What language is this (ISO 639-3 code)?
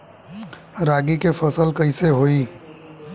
bho